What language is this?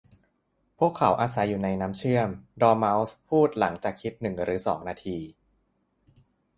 Thai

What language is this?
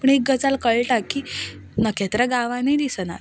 Konkani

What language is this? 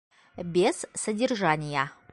Bashkir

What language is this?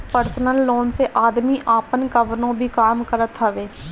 Bhojpuri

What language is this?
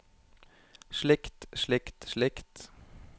Norwegian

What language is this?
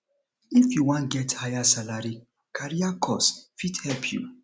Nigerian Pidgin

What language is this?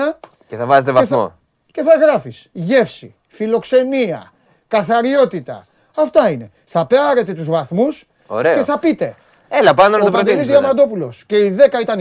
Greek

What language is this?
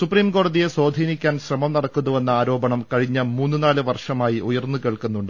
Malayalam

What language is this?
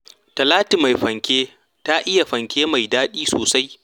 Hausa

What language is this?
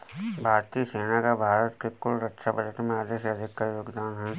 Hindi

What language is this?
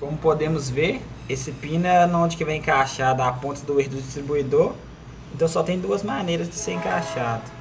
Portuguese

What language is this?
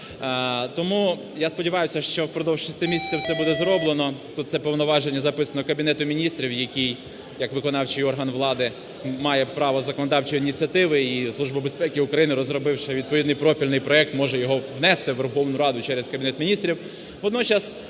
Ukrainian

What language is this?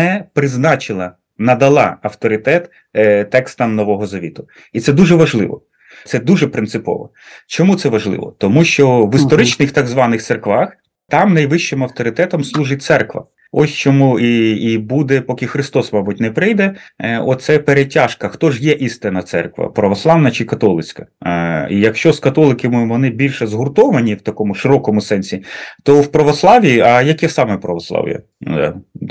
Ukrainian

